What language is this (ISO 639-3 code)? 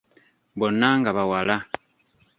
lug